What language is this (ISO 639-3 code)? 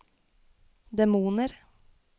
nor